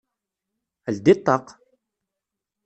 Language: Kabyle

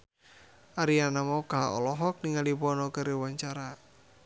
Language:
Sundanese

